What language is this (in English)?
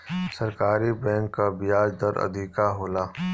Bhojpuri